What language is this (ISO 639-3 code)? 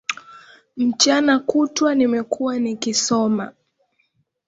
swa